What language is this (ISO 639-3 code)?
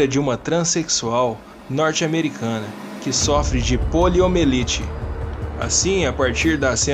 por